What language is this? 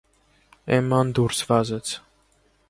Armenian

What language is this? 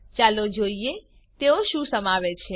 Gujarati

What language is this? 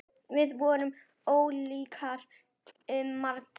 Icelandic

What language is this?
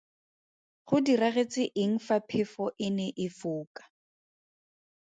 Tswana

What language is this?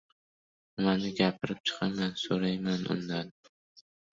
Uzbek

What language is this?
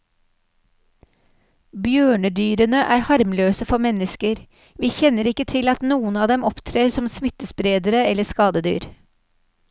Norwegian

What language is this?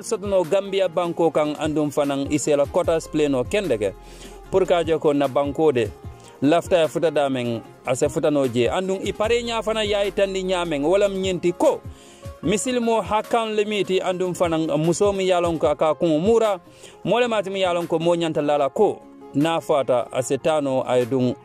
English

